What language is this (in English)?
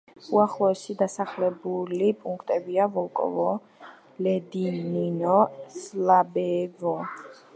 Georgian